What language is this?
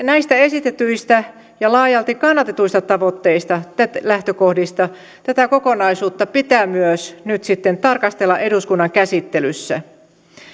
Finnish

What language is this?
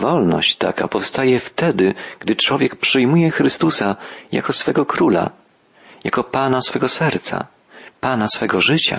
Polish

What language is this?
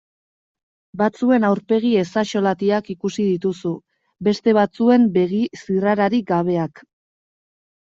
Basque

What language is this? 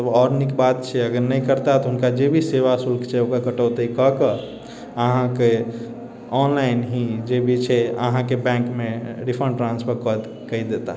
Maithili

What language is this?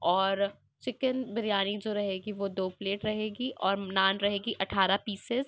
Urdu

